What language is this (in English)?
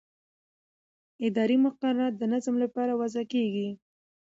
Pashto